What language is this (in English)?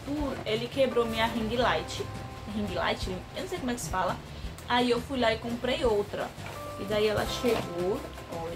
Portuguese